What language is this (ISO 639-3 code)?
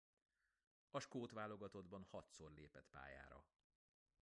hun